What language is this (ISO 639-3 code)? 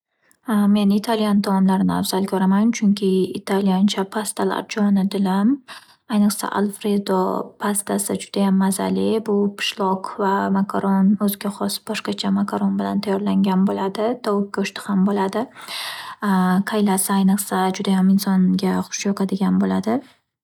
uzb